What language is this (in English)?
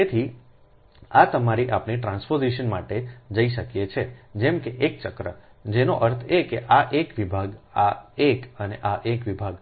Gujarati